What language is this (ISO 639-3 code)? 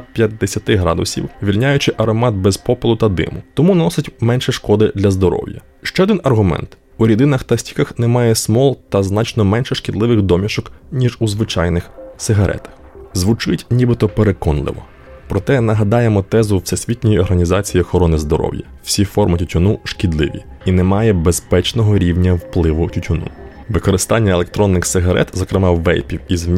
ukr